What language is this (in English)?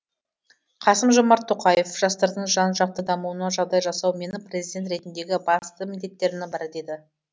Kazakh